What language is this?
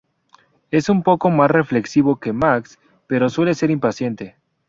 Spanish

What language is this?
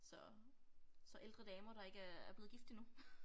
Danish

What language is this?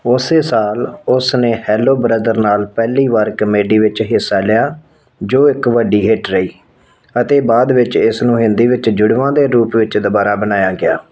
Punjabi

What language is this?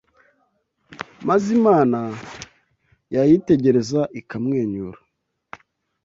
Kinyarwanda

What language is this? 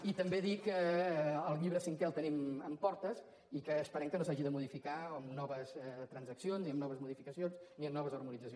Catalan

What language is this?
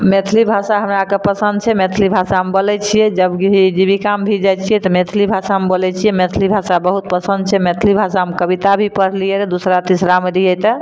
Maithili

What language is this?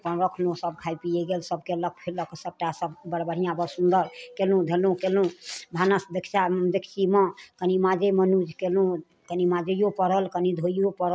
Maithili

